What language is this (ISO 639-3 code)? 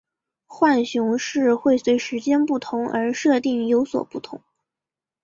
zho